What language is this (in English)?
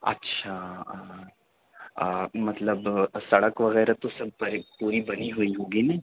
Urdu